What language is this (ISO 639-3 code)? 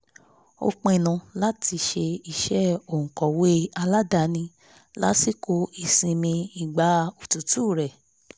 yor